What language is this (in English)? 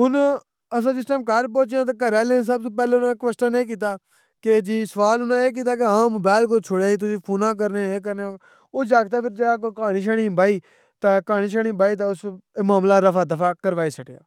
Pahari-Potwari